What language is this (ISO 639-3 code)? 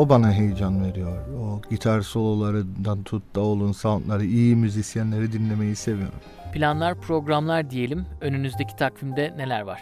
tur